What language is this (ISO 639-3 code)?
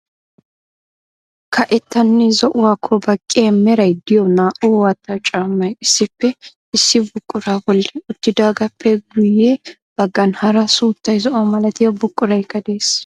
wal